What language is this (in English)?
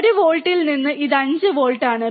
Malayalam